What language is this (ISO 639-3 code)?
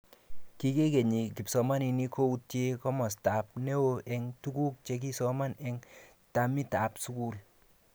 kln